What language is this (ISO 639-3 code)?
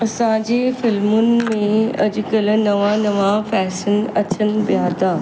snd